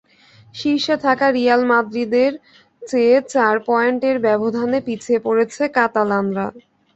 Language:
Bangla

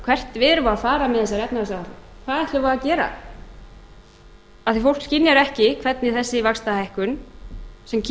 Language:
Icelandic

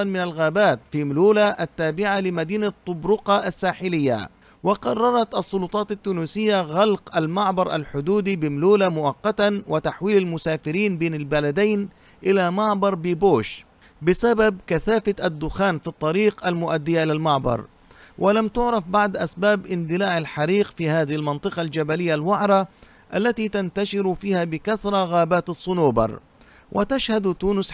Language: Arabic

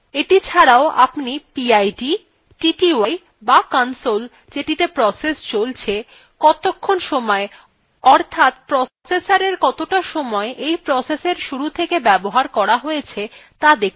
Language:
Bangla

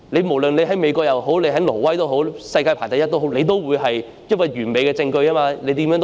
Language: Cantonese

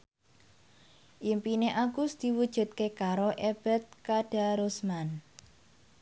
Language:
Javanese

